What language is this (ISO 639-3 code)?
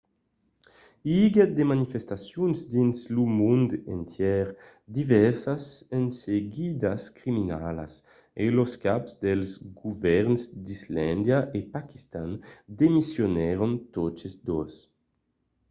oci